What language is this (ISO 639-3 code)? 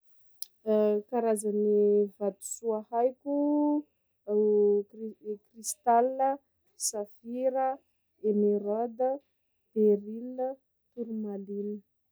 skg